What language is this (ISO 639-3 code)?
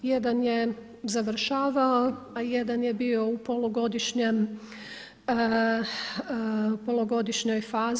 hrv